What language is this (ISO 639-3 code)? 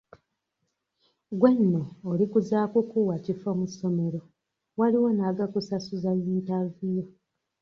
lug